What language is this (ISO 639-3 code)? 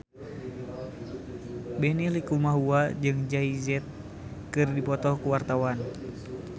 sun